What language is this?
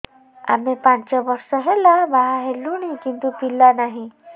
Odia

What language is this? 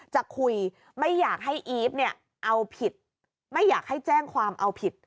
Thai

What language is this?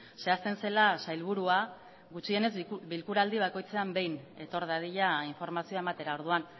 Basque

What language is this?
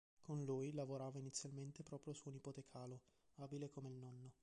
Italian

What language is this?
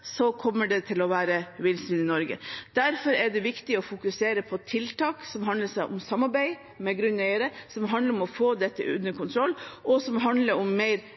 Norwegian Bokmål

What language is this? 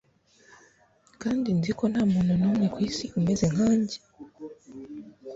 Kinyarwanda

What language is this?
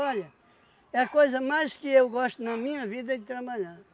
Portuguese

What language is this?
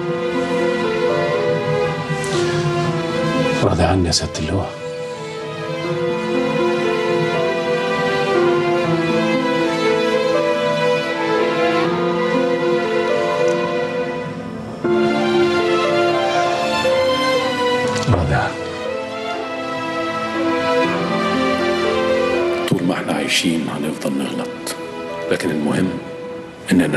Arabic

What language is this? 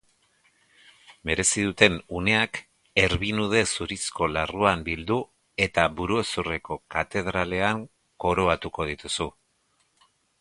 Basque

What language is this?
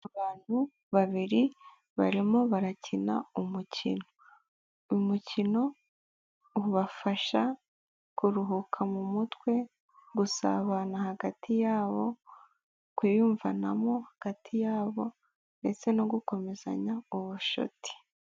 Kinyarwanda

